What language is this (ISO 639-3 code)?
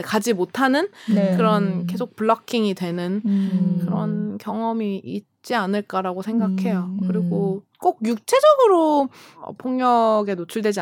kor